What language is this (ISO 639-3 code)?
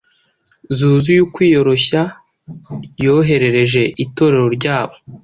kin